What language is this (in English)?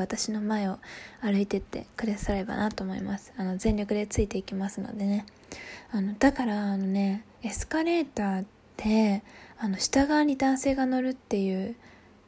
Japanese